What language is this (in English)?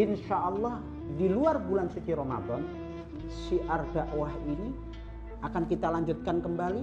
Indonesian